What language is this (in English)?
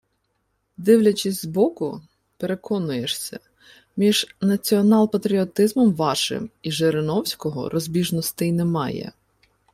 Ukrainian